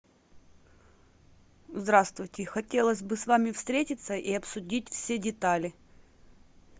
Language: Russian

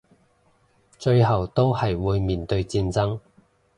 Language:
Cantonese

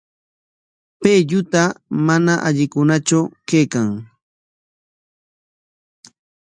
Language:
Corongo Ancash Quechua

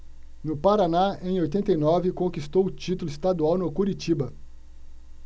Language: Portuguese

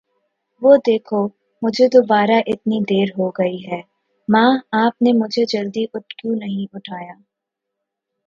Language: Urdu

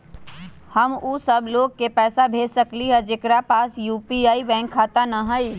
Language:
Magahi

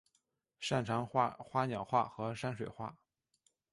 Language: Chinese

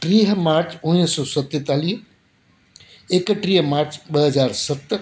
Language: Sindhi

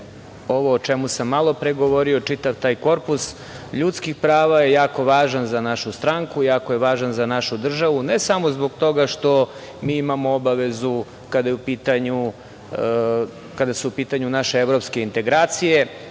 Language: Serbian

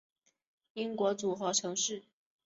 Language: Chinese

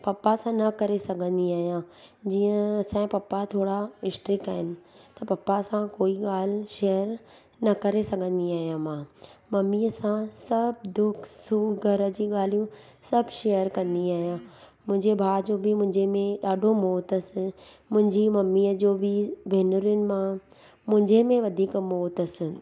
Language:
Sindhi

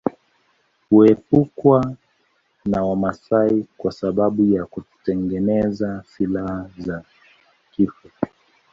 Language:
Swahili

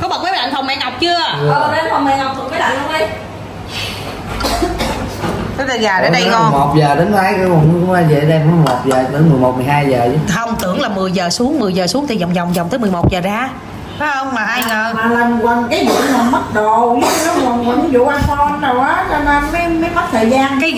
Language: Vietnamese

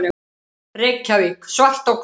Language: Icelandic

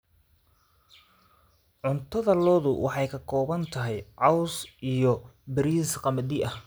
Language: Somali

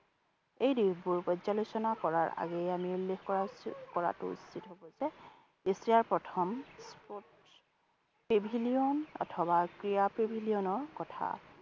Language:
Assamese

